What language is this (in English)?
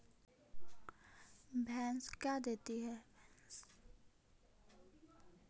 Magahi